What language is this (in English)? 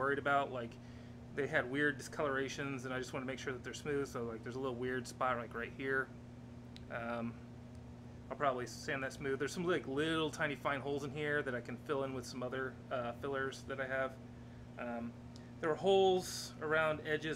English